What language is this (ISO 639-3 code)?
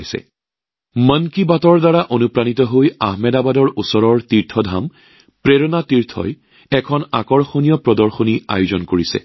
asm